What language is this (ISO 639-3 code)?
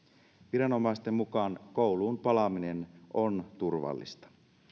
fin